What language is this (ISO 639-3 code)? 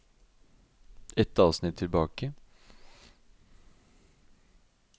nor